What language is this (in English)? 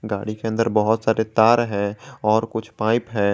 Hindi